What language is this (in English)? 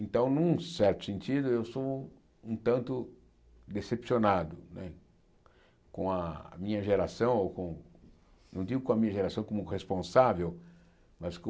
Portuguese